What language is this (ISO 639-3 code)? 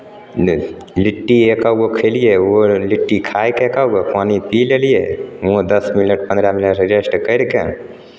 mai